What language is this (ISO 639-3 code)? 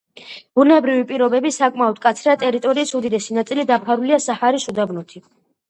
kat